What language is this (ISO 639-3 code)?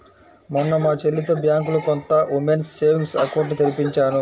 tel